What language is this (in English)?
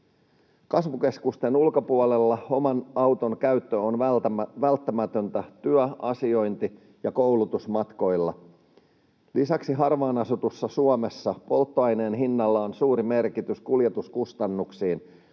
Finnish